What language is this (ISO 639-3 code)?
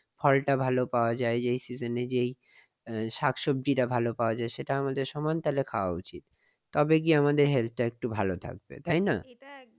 ben